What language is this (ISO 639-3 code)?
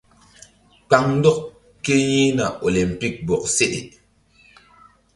mdd